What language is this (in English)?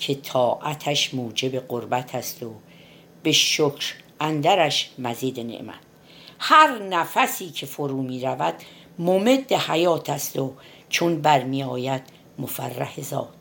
Persian